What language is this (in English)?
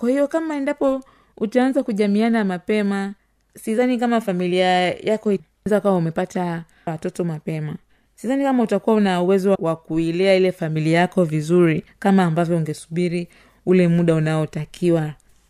Swahili